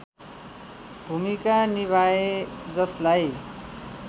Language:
Nepali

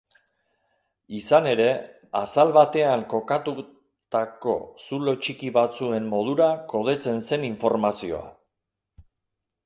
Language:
Basque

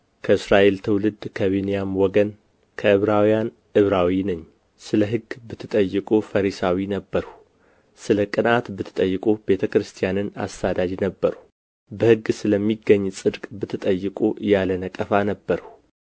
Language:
Amharic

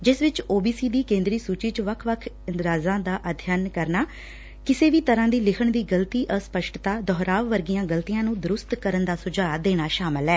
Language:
Punjabi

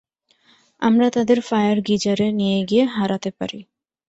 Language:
Bangla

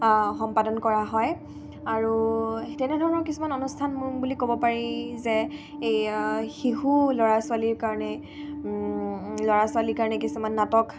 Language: Assamese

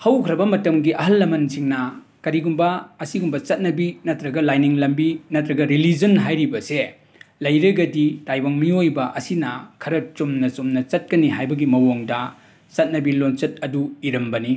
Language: Manipuri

